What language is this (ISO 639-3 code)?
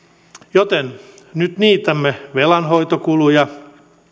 fin